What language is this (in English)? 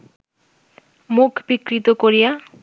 Bangla